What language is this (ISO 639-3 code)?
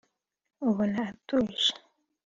kin